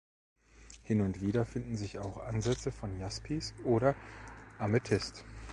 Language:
German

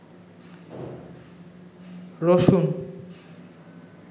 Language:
Bangla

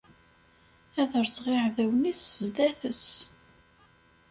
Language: Kabyle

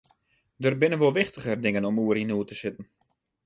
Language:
Western Frisian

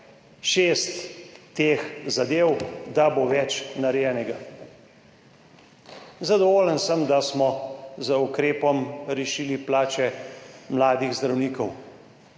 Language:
Slovenian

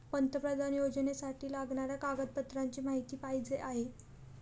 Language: Marathi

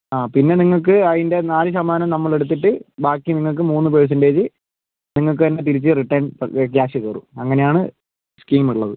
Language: Malayalam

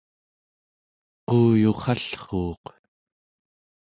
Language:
Central Yupik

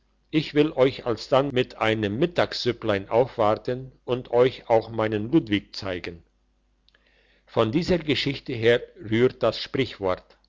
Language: German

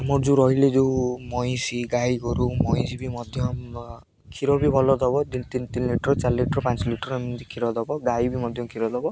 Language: Odia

